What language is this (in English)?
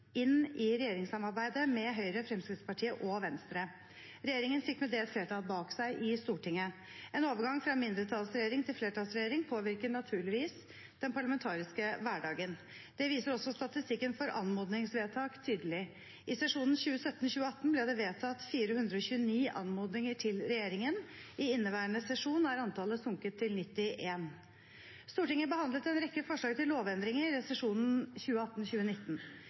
Norwegian Bokmål